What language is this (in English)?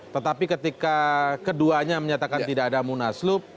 Indonesian